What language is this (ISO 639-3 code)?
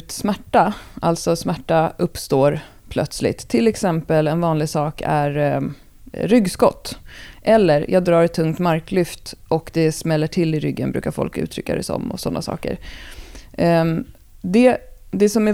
swe